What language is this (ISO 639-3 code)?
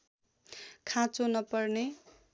nep